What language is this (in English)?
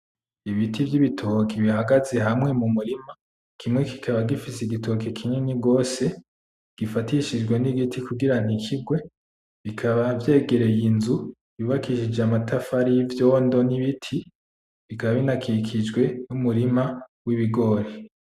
Rundi